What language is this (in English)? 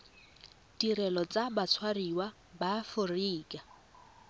Tswana